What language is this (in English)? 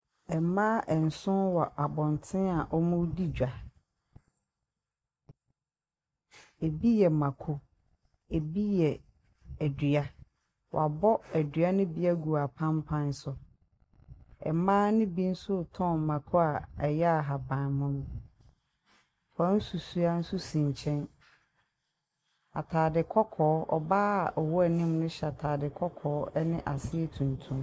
Akan